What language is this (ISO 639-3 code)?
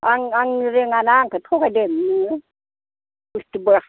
brx